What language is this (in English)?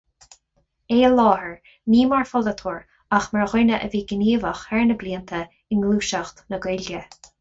Irish